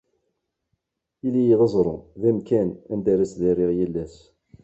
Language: Kabyle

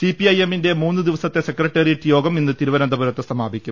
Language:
Malayalam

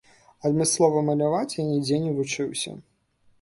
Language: Belarusian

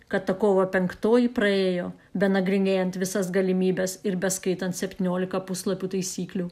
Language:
Lithuanian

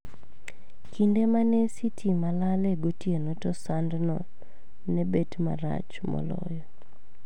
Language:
Luo (Kenya and Tanzania)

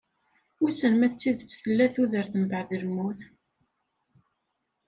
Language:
Kabyle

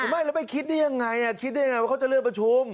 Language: Thai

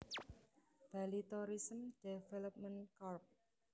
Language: Javanese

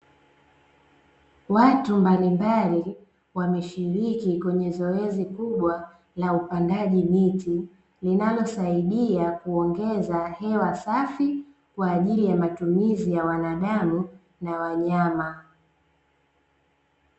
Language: Swahili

